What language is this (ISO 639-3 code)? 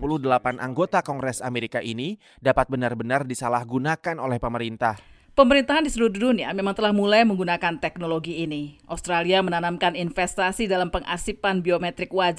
ind